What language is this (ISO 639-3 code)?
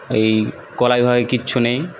ben